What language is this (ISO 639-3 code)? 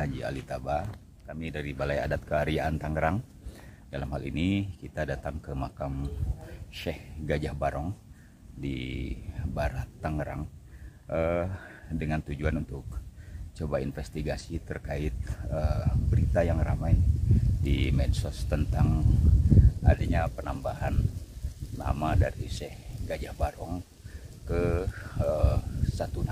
ind